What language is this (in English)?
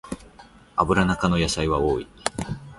Japanese